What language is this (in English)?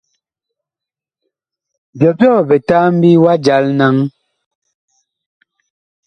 Bakoko